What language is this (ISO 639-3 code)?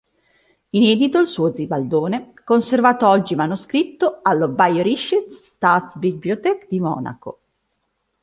ita